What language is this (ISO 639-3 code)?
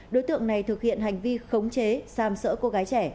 vie